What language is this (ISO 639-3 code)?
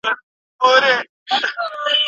pus